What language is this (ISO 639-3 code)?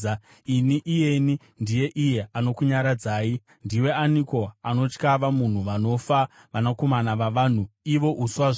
sna